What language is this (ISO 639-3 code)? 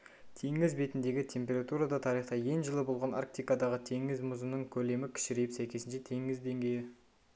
kaz